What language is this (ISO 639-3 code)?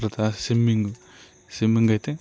tel